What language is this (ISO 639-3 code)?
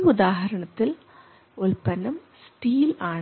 mal